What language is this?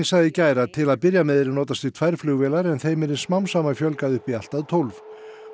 Icelandic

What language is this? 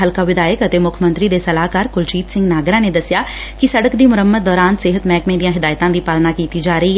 Punjabi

